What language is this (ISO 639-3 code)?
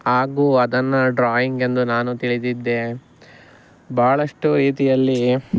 kan